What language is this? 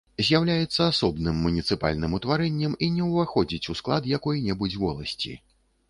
Belarusian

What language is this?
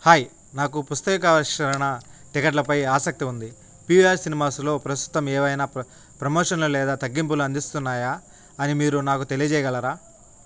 Telugu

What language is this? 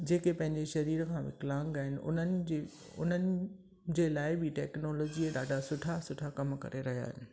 Sindhi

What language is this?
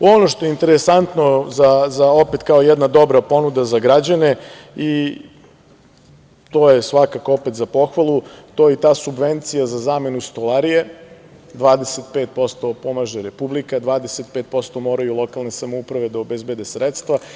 Serbian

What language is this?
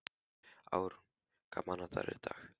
Icelandic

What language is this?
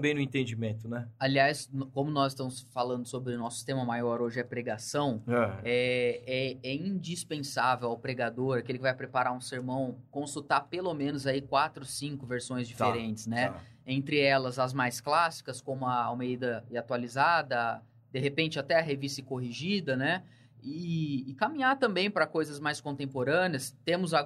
Portuguese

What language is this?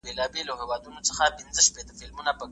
Pashto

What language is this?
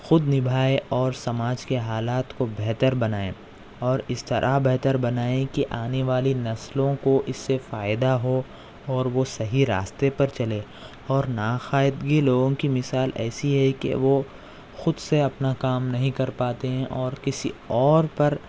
Urdu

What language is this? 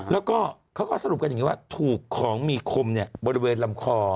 Thai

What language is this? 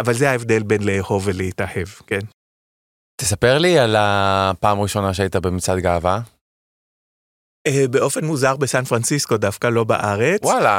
Hebrew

